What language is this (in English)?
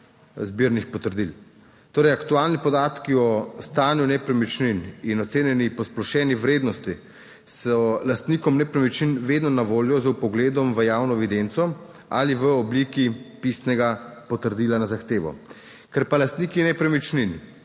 Slovenian